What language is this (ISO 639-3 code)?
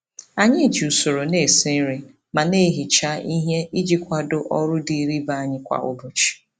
ibo